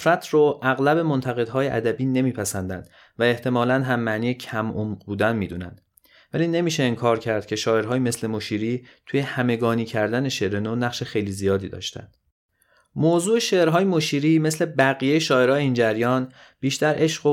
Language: Persian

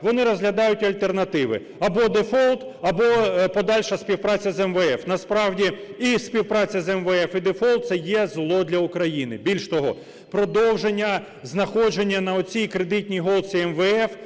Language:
Ukrainian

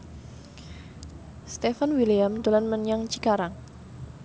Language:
Javanese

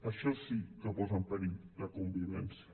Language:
Catalan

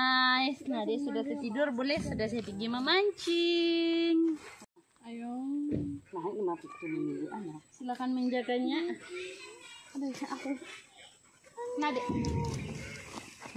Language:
Indonesian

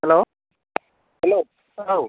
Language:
Bodo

